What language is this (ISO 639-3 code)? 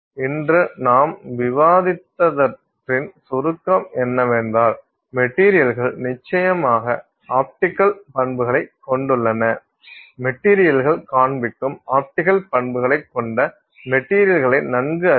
tam